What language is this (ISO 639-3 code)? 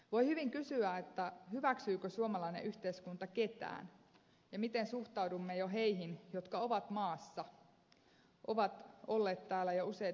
fin